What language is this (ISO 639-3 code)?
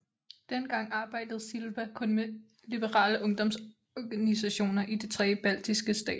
dan